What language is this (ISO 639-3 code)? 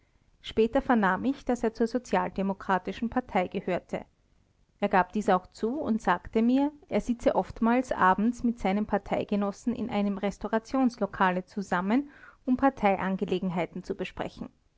deu